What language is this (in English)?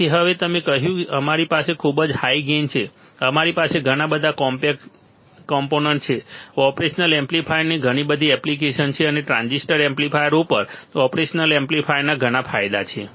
Gujarati